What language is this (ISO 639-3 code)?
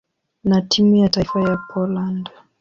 swa